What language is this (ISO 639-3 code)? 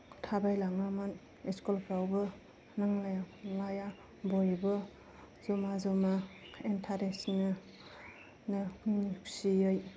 brx